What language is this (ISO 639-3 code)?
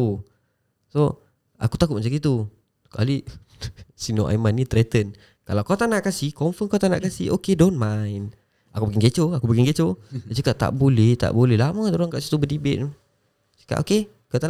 msa